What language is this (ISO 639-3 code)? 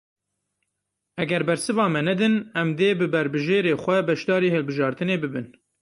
kur